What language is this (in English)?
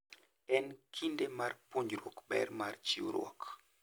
Luo (Kenya and Tanzania)